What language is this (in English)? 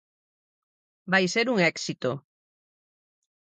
Galician